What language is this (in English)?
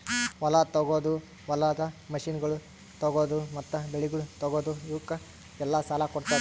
Kannada